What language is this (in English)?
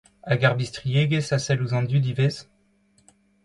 Breton